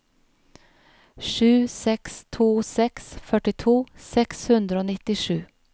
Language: Norwegian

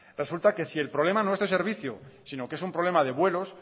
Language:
Spanish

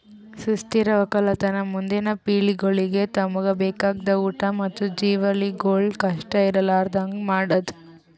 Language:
Kannada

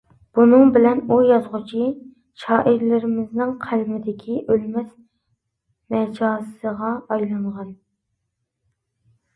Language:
Uyghur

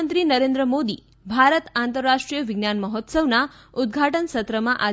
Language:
Gujarati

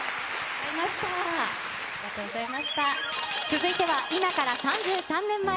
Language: Japanese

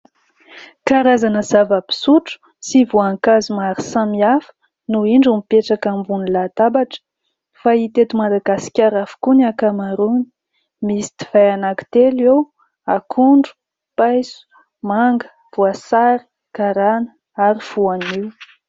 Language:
Malagasy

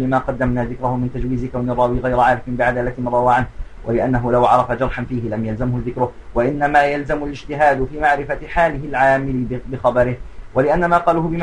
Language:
Arabic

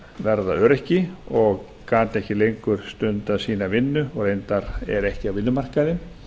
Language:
Icelandic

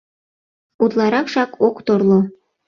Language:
Mari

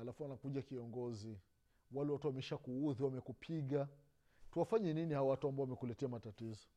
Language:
Swahili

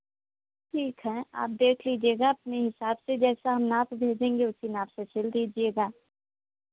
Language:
Hindi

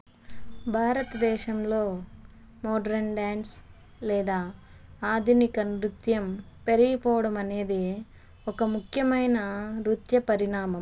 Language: Telugu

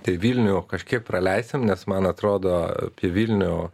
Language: Lithuanian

